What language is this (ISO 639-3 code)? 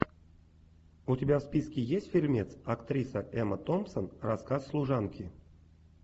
rus